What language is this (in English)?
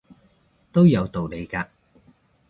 Cantonese